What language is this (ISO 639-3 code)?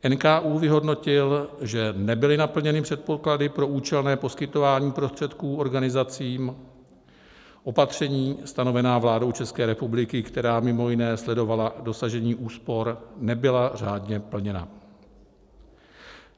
ces